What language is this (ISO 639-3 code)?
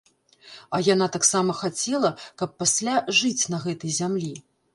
bel